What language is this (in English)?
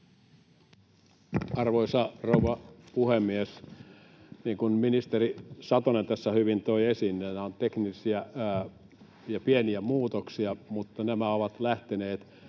Finnish